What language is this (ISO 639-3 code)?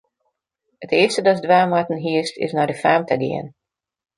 fry